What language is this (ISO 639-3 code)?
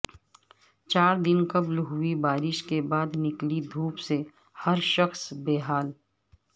urd